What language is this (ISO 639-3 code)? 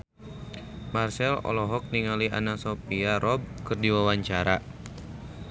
sun